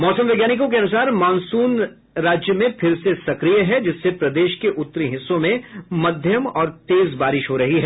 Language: Hindi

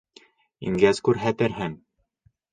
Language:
Bashkir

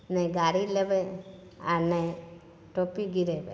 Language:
Maithili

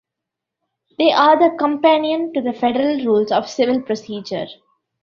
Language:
English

